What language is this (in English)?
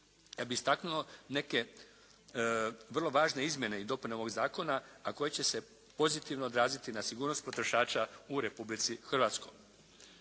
Croatian